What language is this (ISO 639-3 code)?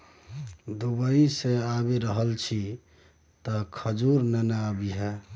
mai